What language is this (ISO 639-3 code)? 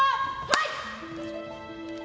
jpn